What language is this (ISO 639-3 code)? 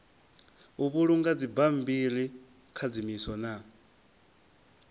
ven